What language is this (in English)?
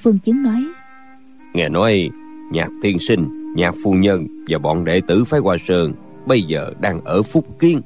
Vietnamese